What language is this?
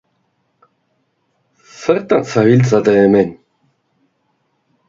Basque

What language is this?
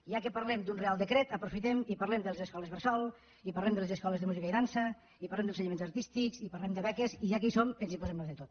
Catalan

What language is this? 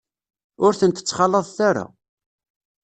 Kabyle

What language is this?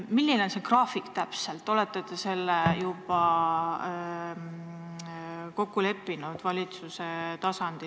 Estonian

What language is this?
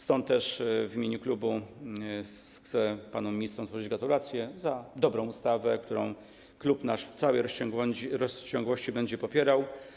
Polish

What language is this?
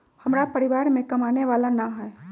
Magahi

